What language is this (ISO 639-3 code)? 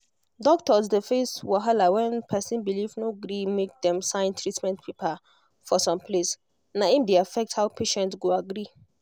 pcm